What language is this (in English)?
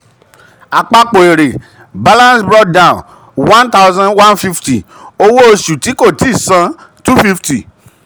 Yoruba